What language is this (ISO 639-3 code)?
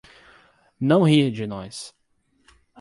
por